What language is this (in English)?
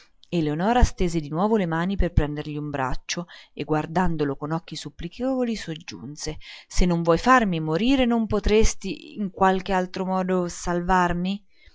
Italian